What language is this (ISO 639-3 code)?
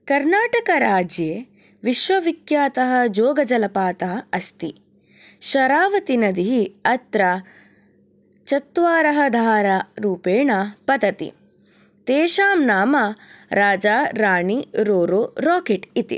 san